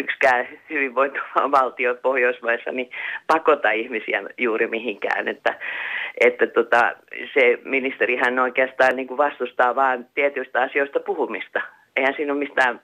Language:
Finnish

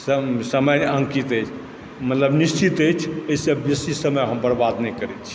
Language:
Maithili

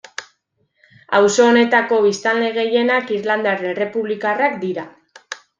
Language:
Basque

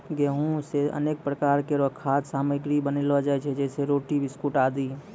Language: Maithili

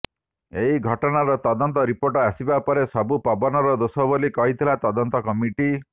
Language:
Odia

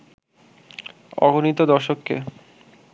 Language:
Bangla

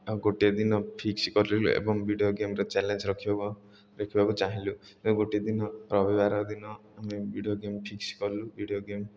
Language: Odia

